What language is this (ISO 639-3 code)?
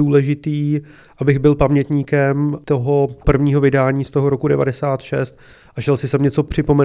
ces